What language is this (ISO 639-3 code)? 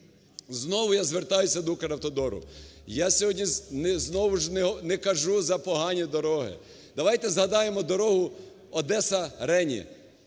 ukr